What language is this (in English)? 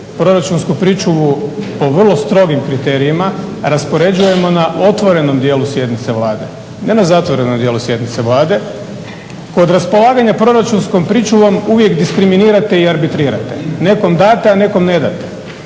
Croatian